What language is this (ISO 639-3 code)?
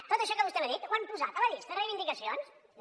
cat